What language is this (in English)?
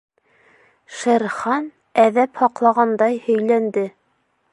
Bashkir